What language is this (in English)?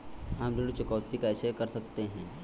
Hindi